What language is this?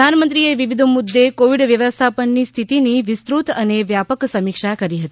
Gujarati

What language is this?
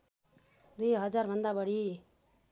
Nepali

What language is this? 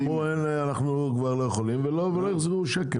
Hebrew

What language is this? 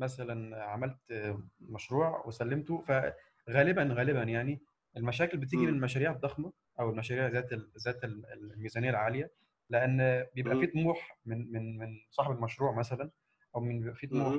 Arabic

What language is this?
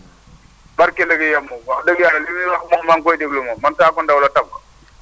Wolof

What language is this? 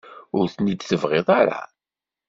Kabyle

